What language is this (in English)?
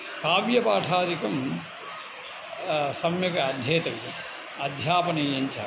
Sanskrit